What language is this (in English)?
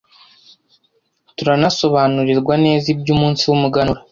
Kinyarwanda